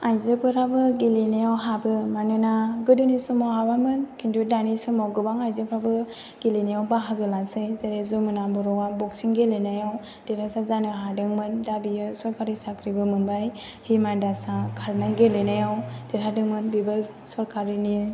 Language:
Bodo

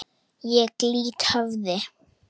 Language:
Icelandic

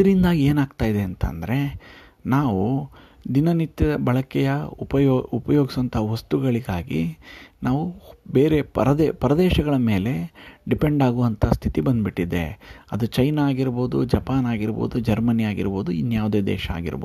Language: Kannada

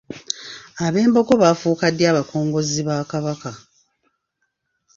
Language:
Ganda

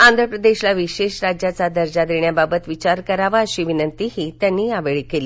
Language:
Marathi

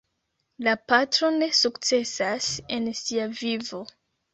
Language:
Esperanto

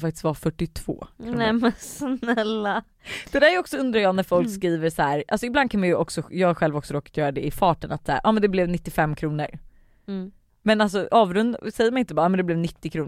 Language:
Swedish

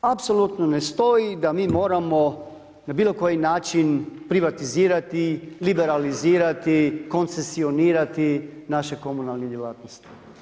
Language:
Croatian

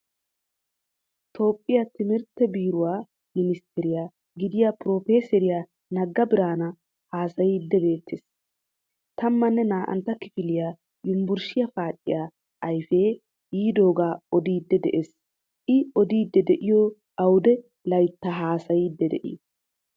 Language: Wolaytta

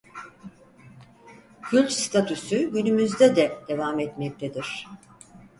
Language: Turkish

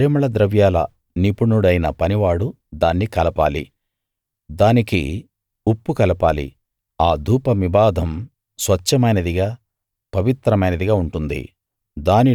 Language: Telugu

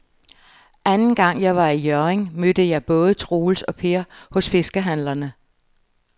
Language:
Danish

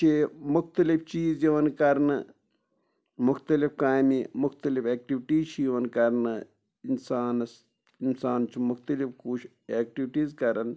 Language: Kashmiri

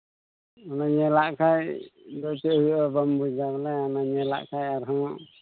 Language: Santali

